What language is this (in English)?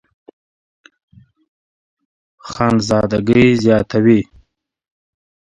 Pashto